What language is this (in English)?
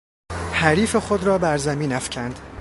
Persian